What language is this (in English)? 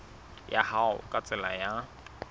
Southern Sotho